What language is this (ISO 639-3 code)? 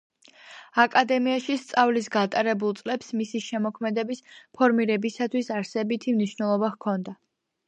kat